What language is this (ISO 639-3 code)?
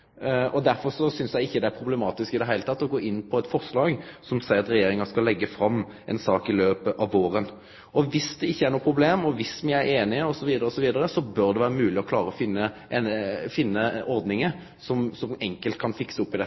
nno